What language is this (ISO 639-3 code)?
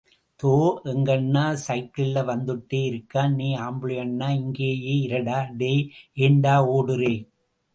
tam